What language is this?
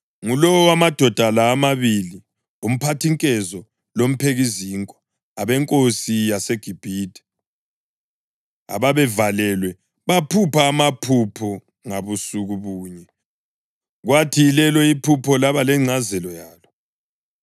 North Ndebele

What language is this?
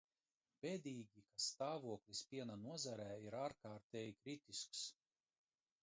Latvian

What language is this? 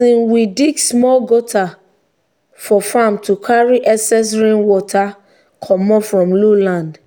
Nigerian Pidgin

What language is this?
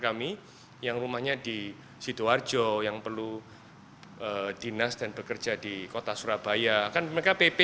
Indonesian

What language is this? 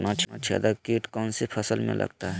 Magahi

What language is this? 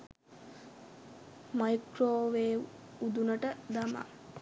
Sinhala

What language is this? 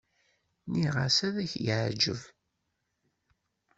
Kabyle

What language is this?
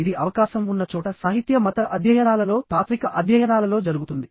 Telugu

